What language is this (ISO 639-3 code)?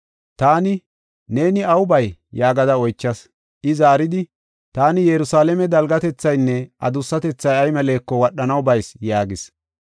gof